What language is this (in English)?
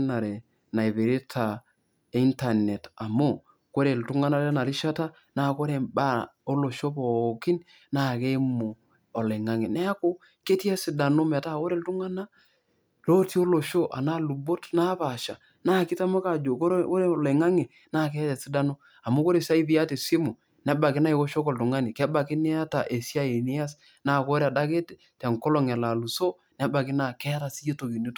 Masai